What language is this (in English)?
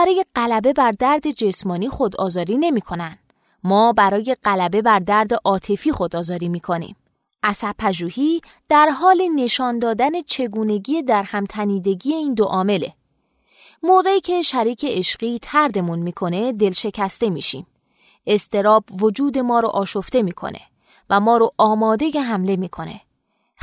Persian